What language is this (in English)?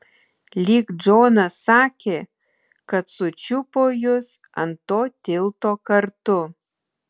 Lithuanian